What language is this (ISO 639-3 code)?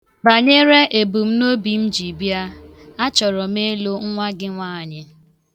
ibo